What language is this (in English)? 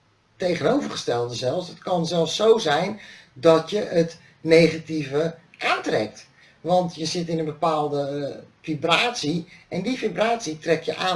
Dutch